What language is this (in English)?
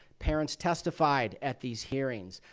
English